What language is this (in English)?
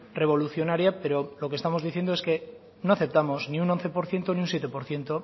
Spanish